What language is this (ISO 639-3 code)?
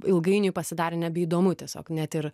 lit